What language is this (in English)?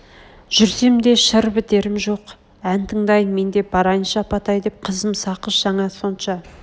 Kazakh